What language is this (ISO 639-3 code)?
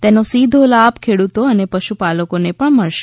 guj